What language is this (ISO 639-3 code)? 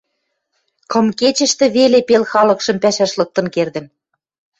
mrj